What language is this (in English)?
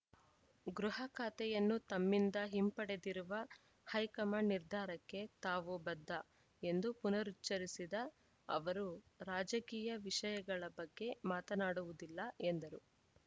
Kannada